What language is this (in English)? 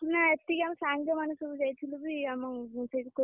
Odia